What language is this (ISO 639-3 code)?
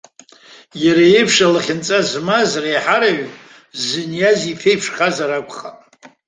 abk